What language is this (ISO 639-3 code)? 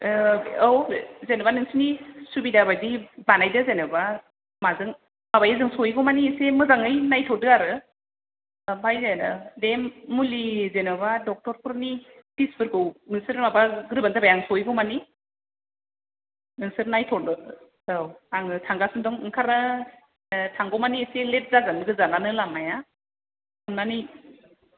brx